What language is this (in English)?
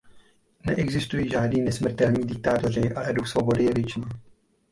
Czech